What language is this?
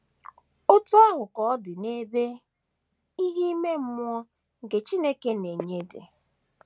Igbo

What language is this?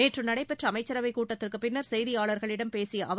Tamil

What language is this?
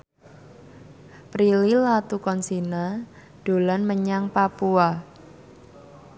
Javanese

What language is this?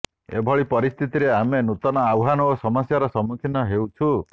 Odia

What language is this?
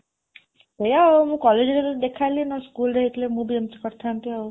Odia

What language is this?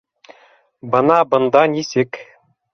Bashkir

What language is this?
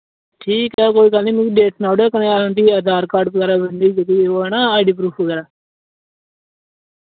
Dogri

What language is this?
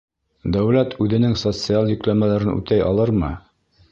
Bashkir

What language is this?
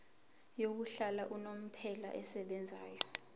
Zulu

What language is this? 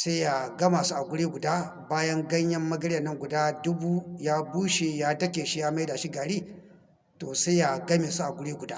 Hausa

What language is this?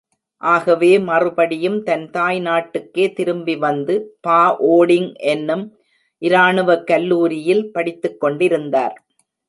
Tamil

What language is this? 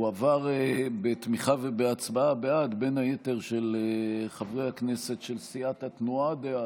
Hebrew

